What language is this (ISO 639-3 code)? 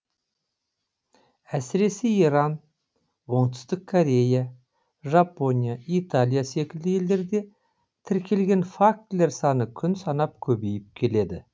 kaz